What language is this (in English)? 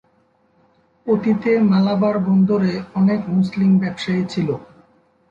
Bangla